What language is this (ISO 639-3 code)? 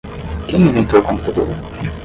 por